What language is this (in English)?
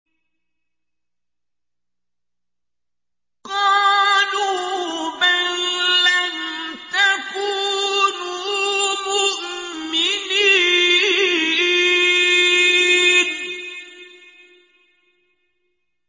Arabic